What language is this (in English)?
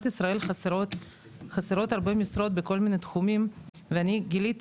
Hebrew